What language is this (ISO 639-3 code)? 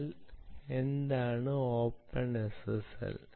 mal